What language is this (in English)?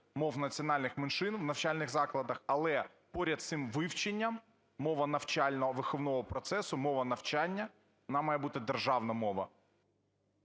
Ukrainian